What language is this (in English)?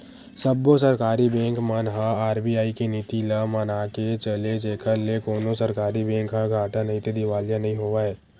Chhattisgarhi